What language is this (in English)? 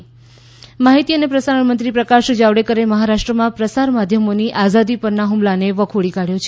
Gujarati